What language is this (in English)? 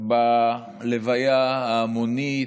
Hebrew